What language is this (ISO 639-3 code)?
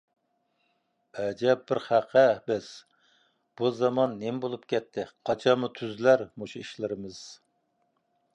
uig